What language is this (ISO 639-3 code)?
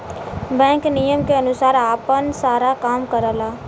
bho